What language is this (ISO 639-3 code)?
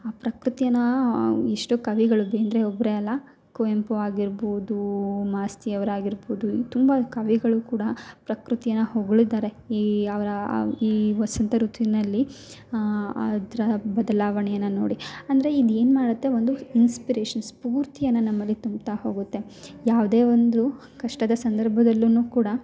kan